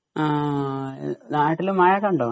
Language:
Malayalam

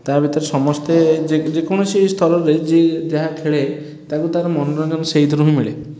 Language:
Odia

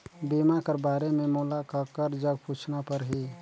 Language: Chhattisgarhi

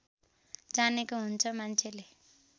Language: Nepali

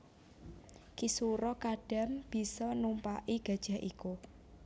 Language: Javanese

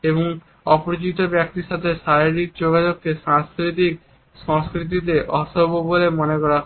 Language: Bangla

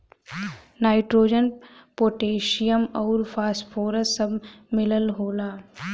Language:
Bhojpuri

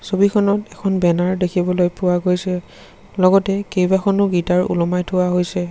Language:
Assamese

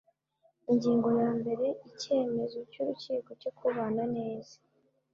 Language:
Kinyarwanda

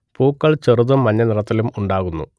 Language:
Malayalam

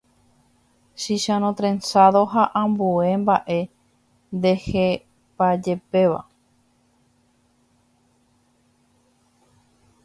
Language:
Guarani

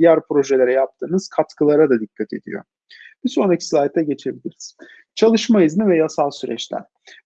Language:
Turkish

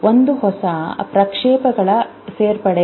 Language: Kannada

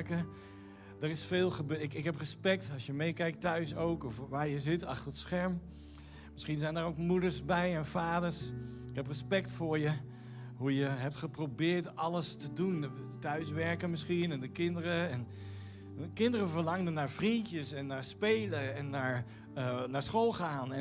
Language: Dutch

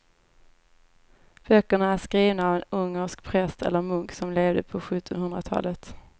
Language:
Swedish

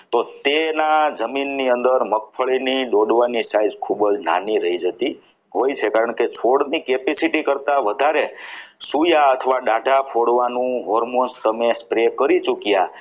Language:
Gujarati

